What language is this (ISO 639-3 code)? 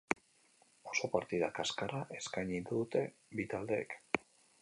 eus